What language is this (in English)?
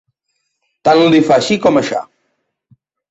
Catalan